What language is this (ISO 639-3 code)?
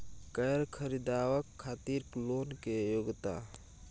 mai